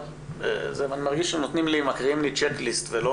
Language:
Hebrew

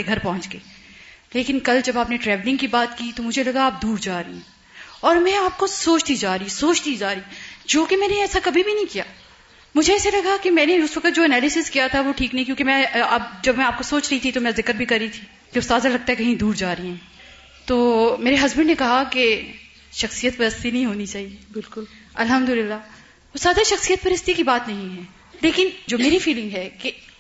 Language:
Urdu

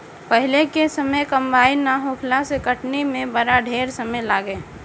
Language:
Bhojpuri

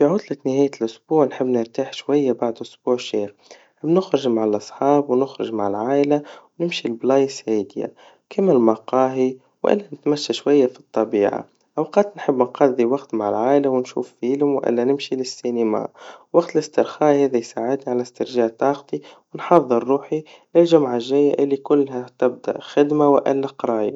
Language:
Tunisian Arabic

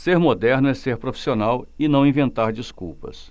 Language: Portuguese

